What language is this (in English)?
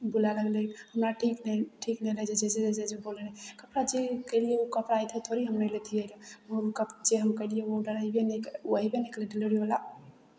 Maithili